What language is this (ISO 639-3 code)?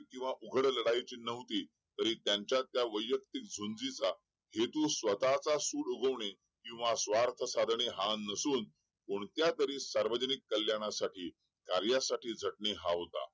mar